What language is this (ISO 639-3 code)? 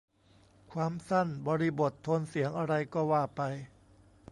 tha